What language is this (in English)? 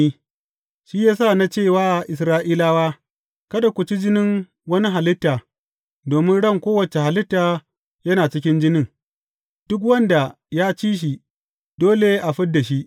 Hausa